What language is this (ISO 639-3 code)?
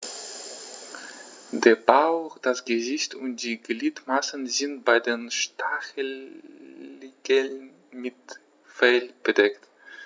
deu